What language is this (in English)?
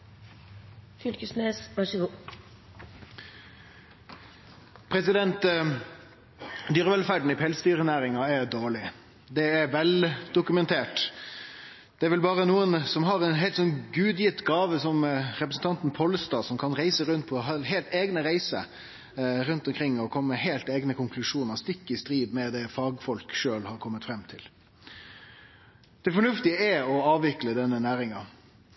Norwegian Nynorsk